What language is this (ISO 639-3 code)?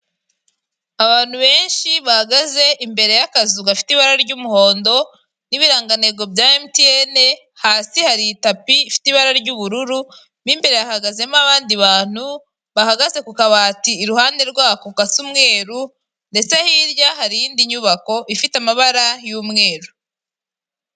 kin